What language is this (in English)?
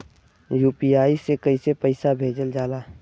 Bhojpuri